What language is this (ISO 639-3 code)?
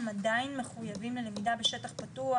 heb